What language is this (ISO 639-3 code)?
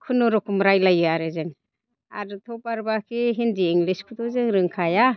brx